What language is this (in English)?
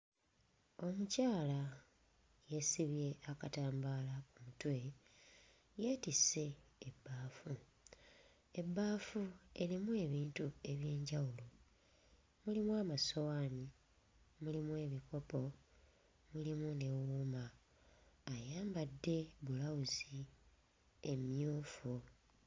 Ganda